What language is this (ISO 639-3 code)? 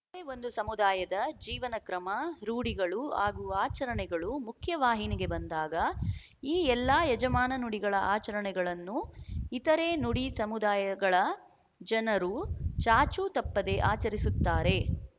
kan